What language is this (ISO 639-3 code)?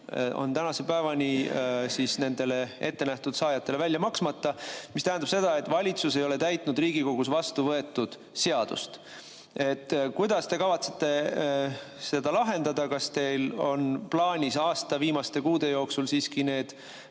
est